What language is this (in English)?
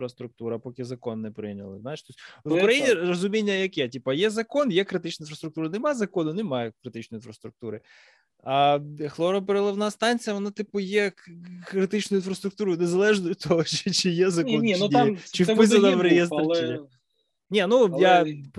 Ukrainian